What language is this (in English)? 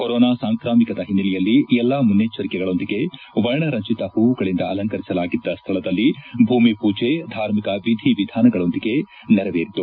Kannada